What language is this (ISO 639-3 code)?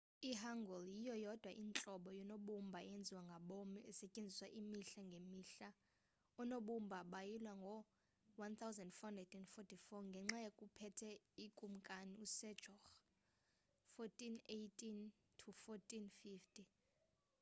xho